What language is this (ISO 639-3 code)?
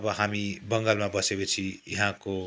nep